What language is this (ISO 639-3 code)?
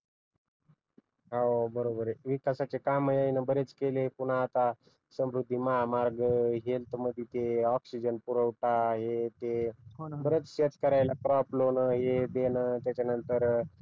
mar